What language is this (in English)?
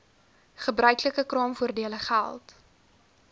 Afrikaans